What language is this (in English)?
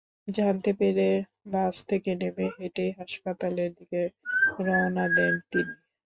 Bangla